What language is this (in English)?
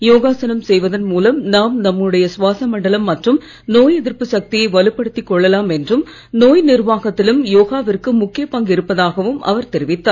Tamil